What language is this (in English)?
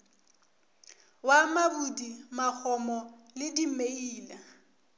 Northern Sotho